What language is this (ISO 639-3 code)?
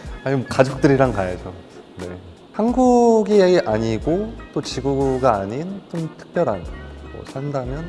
kor